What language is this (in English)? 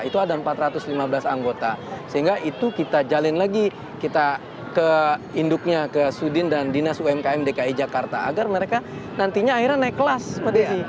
Indonesian